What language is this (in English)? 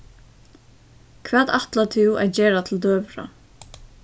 Faroese